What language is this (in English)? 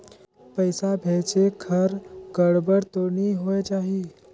Chhattisgarhi